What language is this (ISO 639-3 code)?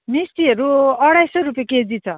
nep